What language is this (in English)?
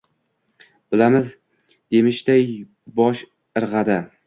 Uzbek